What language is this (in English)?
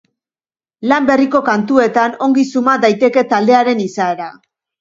Basque